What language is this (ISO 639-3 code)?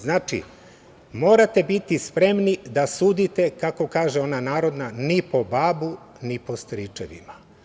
srp